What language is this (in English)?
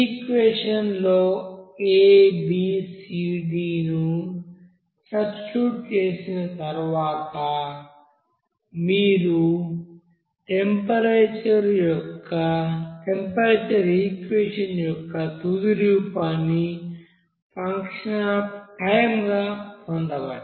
Telugu